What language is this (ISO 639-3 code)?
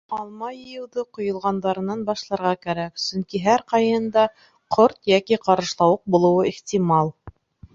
bak